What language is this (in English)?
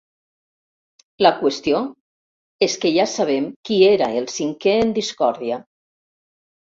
Catalan